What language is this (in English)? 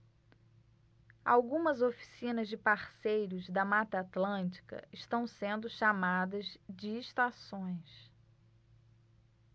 Portuguese